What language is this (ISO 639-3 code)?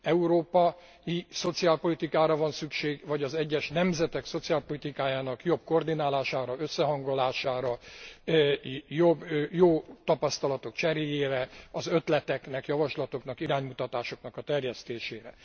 hun